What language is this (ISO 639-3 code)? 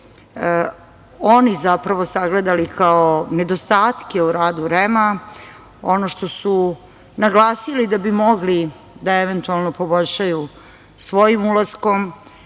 srp